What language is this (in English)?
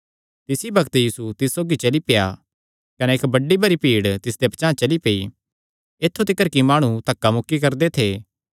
Kangri